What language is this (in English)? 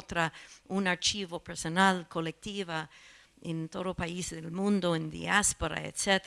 Spanish